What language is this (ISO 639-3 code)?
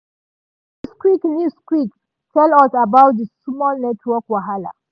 pcm